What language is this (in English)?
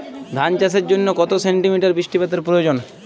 Bangla